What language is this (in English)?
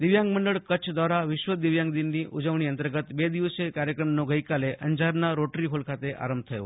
Gujarati